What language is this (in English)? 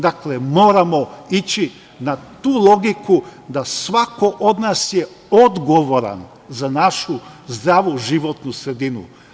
Serbian